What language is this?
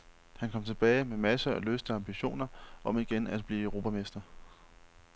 Danish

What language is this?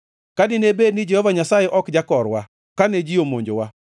Luo (Kenya and Tanzania)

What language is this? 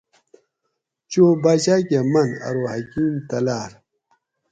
Gawri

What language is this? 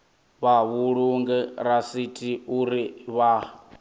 Venda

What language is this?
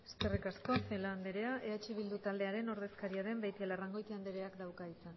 Basque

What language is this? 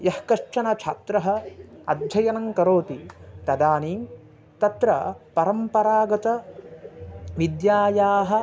Sanskrit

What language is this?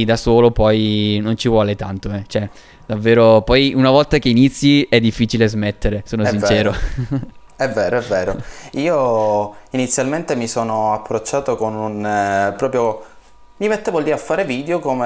Italian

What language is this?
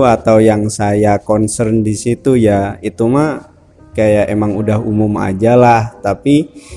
Indonesian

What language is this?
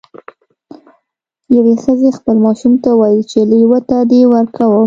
Pashto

